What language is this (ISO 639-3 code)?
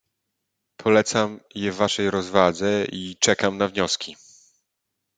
pol